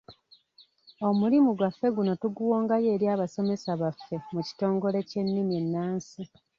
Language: Ganda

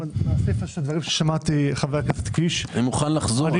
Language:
Hebrew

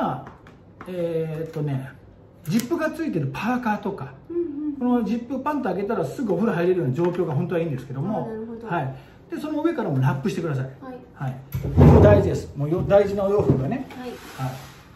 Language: Japanese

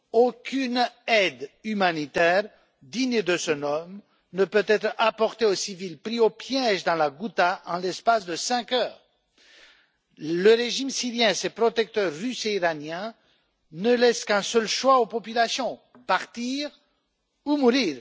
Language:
French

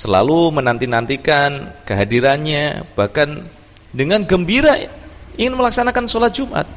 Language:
Indonesian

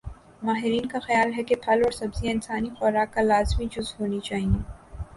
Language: Urdu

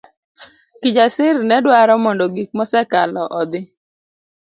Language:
Luo (Kenya and Tanzania)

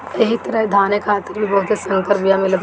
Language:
Bhojpuri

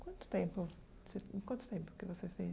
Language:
Portuguese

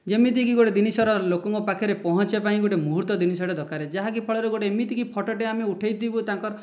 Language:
Odia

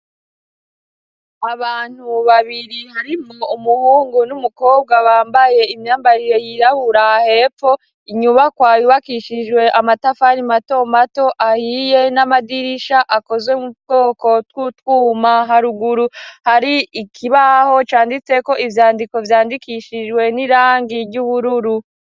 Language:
Rundi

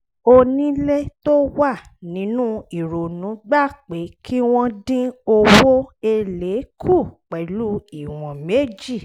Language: Yoruba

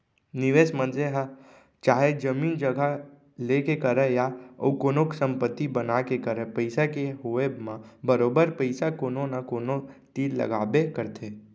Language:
Chhattisgarhi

